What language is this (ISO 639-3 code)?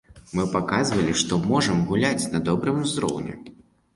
bel